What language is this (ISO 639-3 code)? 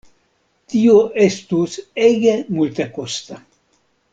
epo